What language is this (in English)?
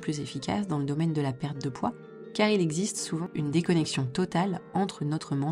French